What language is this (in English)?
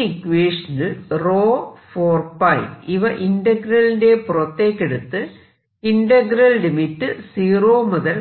Malayalam